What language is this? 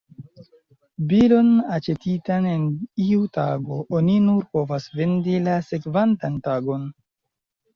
Esperanto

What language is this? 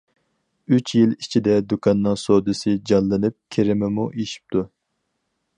Uyghur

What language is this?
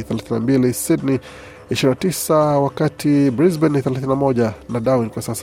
Swahili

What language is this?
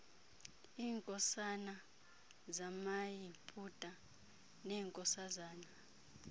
Xhosa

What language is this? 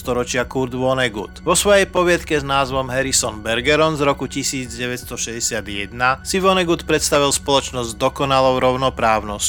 Slovak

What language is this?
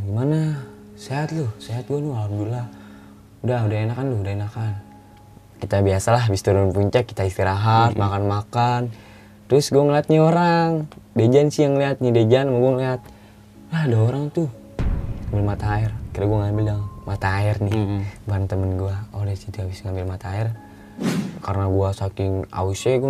Indonesian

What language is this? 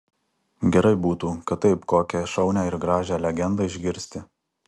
Lithuanian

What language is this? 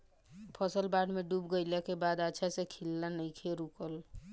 Bhojpuri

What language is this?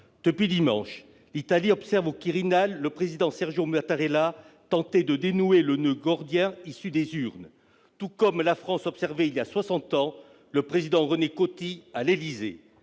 French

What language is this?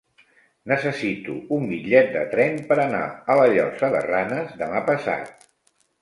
Catalan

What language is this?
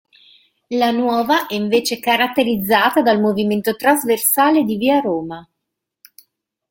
Italian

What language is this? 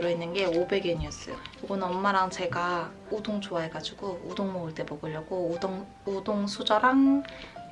Korean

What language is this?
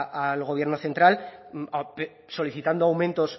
Spanish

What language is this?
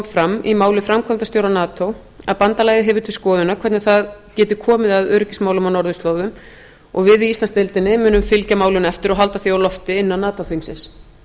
Icelandic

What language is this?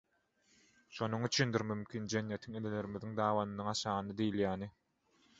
Turkmen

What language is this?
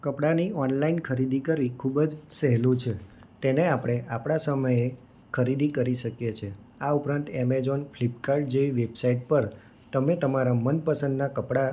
Gujarati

